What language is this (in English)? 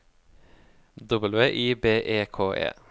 Norwegian